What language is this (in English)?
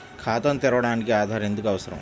Telugu